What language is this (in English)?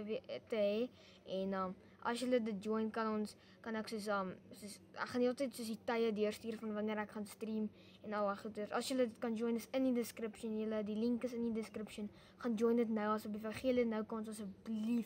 Romanian